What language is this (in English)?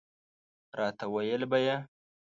Pashto